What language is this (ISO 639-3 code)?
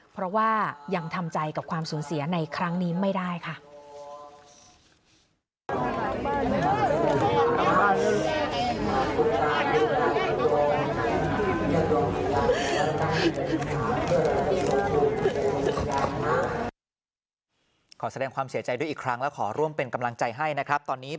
tha